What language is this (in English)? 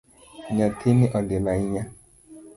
Luo (Kenya and Tanzania)